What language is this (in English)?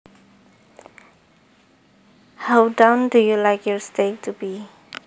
Javanese